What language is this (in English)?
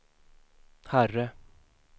Swedish